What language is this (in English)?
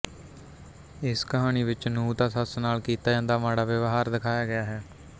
Punjabi